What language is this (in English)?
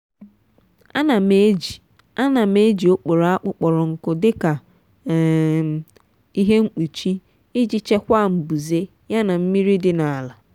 Igbo